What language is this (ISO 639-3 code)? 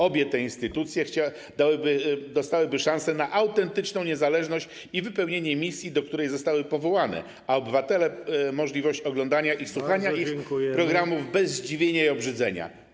pol